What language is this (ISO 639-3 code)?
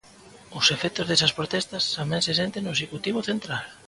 glg